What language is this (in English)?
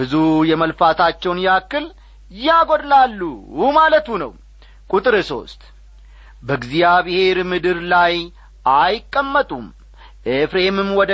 Amharic